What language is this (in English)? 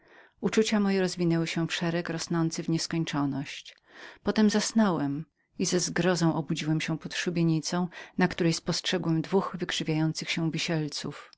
Polish